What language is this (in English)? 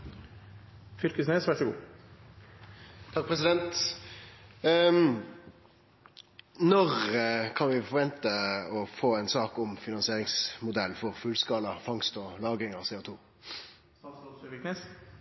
Norwegian